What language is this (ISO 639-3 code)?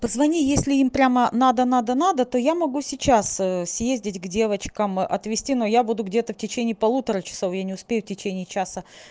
rus